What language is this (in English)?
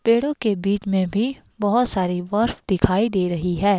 Hindi